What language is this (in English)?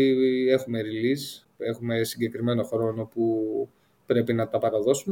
Greek